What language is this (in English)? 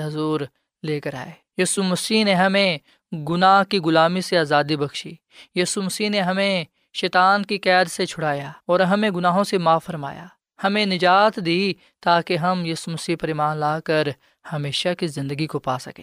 Urdu